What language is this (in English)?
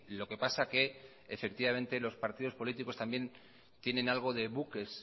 Spanish